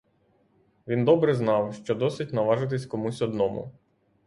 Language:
Ukrainian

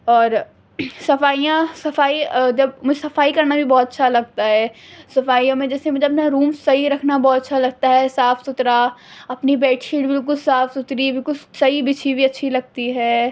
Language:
Urdu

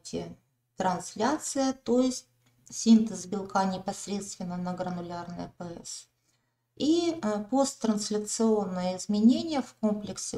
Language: Russian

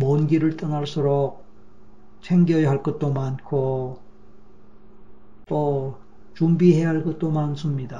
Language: Korean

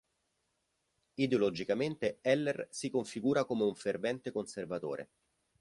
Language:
Italian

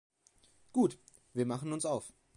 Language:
German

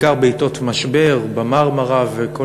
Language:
Hebrew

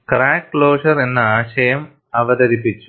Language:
Malayalam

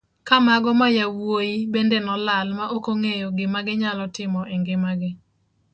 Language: Luo (Kenya and Tanzania)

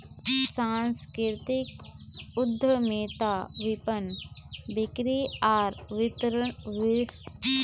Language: Magahi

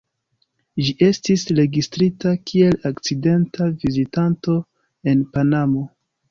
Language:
Esperanto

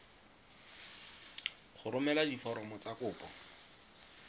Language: Tswana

